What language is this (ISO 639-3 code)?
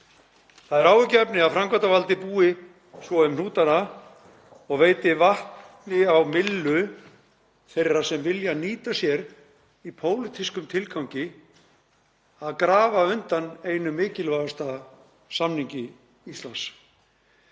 isl